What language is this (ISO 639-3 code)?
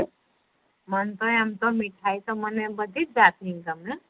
guj